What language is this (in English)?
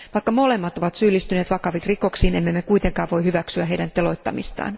Finnish